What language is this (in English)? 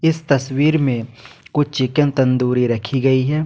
Hindi